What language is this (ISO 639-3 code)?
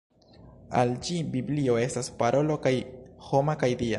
epo